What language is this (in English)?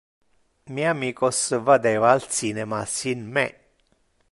Interlingua